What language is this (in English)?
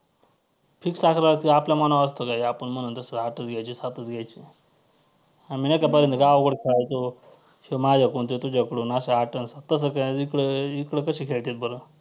Marathi